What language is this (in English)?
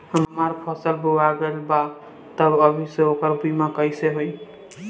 Bhojpuri